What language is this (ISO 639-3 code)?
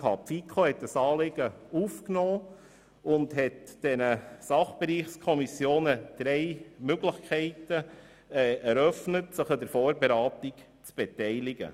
gsw